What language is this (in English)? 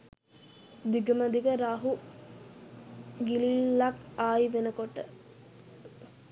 Sinhala